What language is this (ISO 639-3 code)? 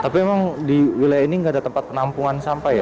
ind